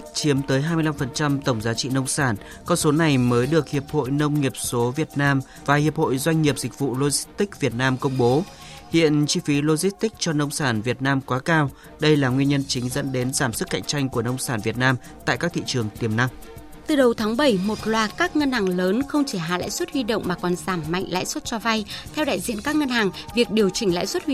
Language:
Vietnamese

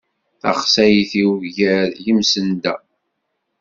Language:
Kabyle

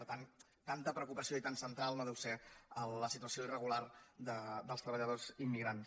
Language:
Catalan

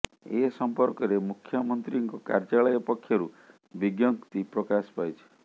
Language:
Odia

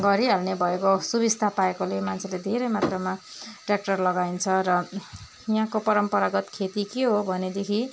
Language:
Nepali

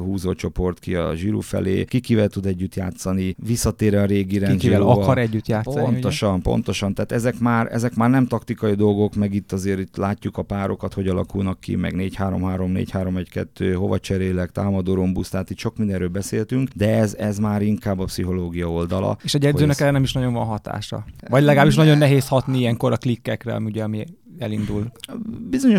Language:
Hungarian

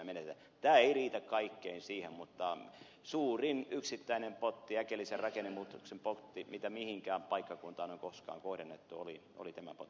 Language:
Finnish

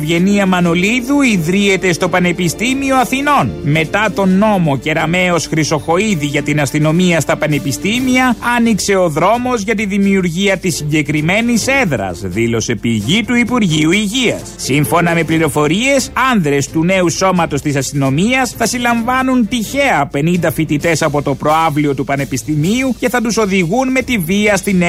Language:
Greek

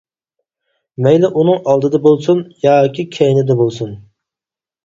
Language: Uyghur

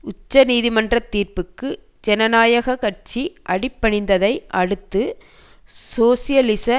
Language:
Tamil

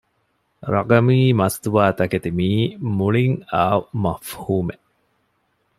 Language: Divehi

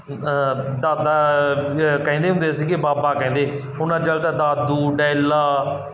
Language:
Punjabi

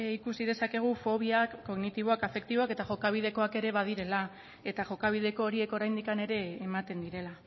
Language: Basque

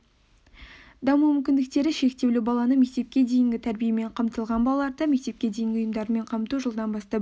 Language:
Kazakh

